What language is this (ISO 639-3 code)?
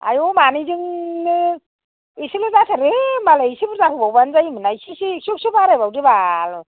brx